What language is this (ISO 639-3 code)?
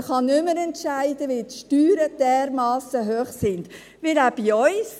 gsw